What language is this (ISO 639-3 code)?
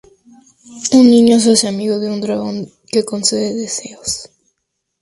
spa